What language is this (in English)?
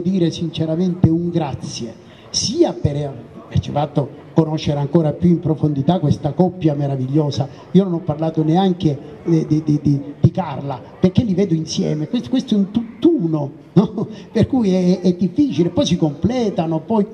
Italian